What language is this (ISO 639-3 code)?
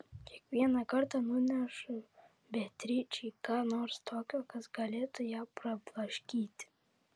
lit